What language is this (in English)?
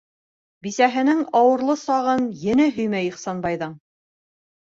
Bashkir